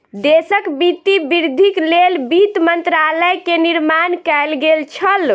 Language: Maithili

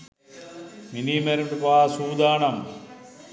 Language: Sinhala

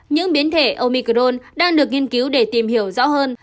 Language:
Vietnamese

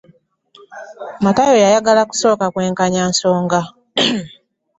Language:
Ganda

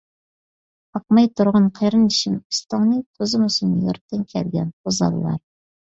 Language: Uyghur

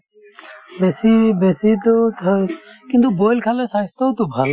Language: Assamese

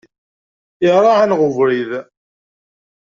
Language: Kabyle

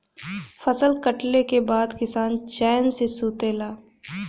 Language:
Bhojpuri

